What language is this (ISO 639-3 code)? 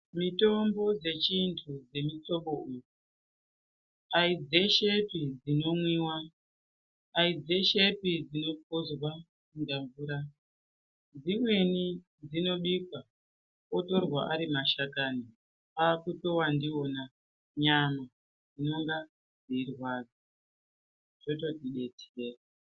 ndc